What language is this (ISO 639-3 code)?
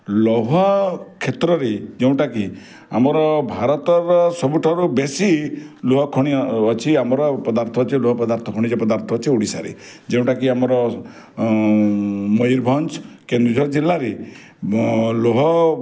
ori